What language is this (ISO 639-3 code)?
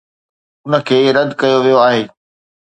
snd